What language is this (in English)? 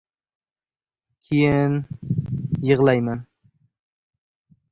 Uzbek